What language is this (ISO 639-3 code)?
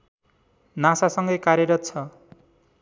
nep